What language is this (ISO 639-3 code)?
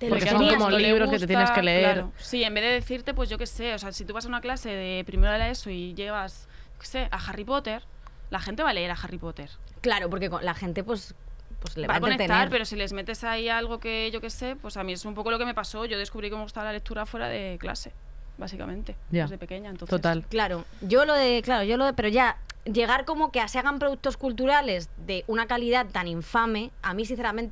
spa